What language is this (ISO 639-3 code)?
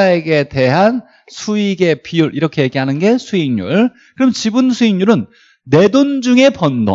kor